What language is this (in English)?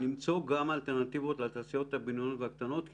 Hebrew